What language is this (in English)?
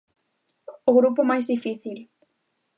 Galician